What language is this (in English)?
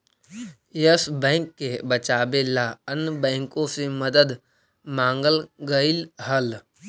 Magahi